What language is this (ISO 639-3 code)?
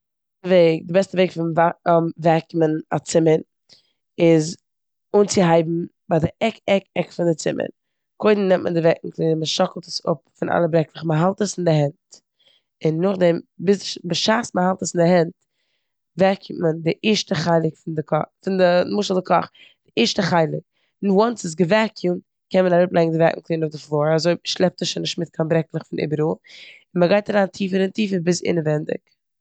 yid